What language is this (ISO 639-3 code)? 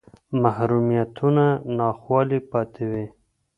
pus